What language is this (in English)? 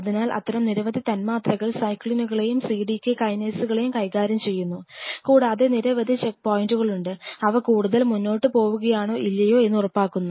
Malayalam